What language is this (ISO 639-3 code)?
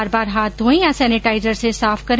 hin